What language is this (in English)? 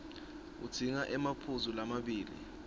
Swati